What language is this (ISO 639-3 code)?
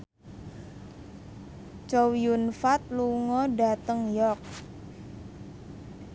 jav